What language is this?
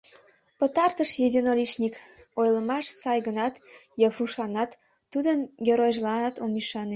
Mari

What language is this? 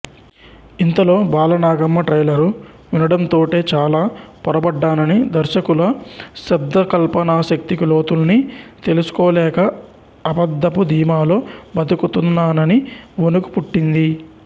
Telugu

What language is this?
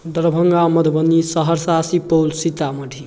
Maithili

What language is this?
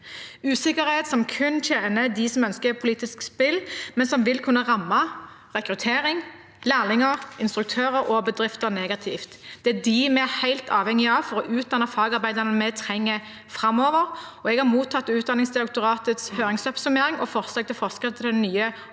Norwegian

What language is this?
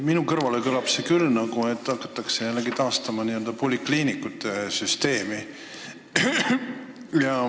Estonian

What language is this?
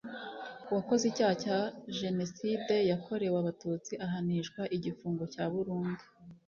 Kinyarwanda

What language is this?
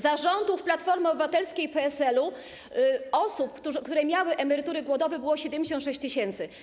Polish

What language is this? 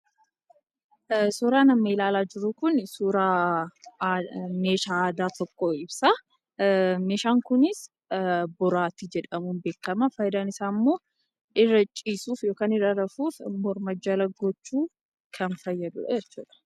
Oromo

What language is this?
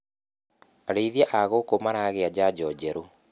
Kikuyu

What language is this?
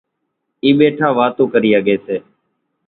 Kachi Koli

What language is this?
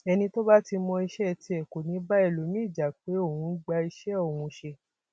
Yoruba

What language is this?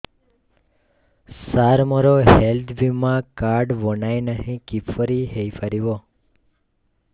Odia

